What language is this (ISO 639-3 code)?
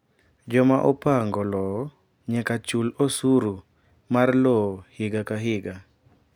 luo